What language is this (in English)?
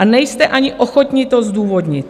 Czech